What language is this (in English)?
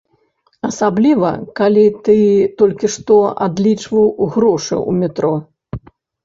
Belarusian